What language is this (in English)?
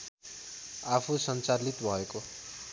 Nepali